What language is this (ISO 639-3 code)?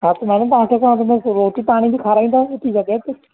snd